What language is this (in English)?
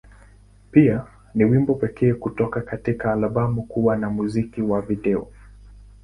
Swahili